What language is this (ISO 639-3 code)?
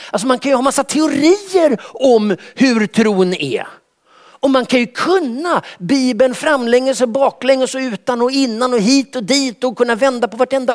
swe